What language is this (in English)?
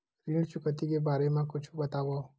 Chhattisgarhi